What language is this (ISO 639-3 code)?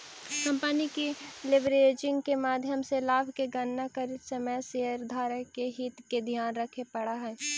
mag